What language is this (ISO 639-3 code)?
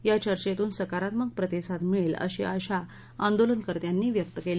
mar